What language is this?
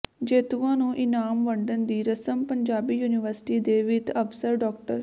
Punjabi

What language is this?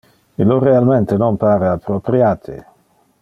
Interlingua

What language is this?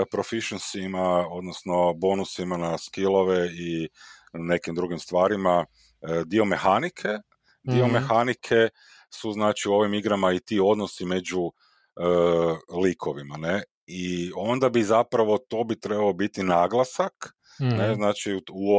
Croatian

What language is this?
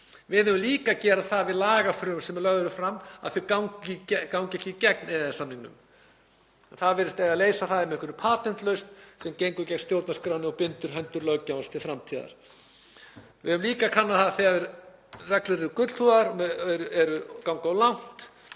Icelandic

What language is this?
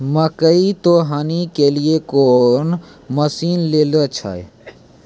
Maithili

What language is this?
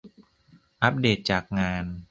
Thai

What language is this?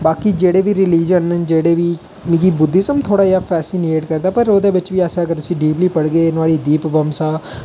Dogri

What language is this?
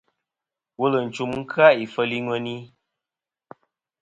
Kom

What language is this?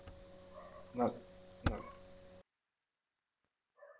Malayalam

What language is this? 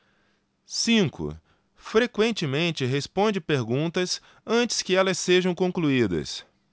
Portuguese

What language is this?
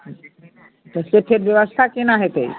Maithili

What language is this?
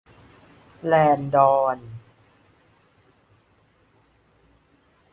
Thai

